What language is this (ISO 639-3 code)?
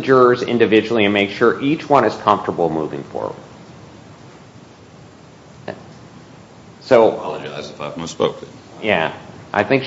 eng